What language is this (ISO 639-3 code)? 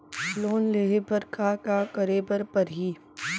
hne